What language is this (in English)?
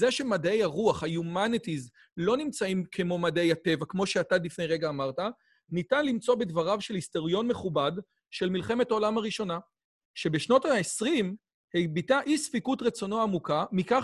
Hebrew